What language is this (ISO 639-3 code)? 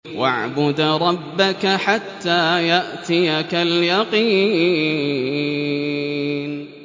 ara